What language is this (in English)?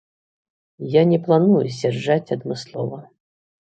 Belarusian